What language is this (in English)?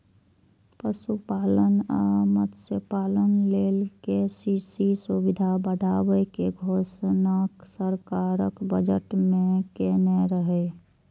Maithili